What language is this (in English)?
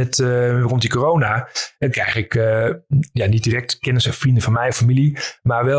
Dutch